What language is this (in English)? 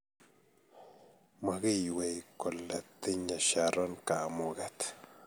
Kalenjin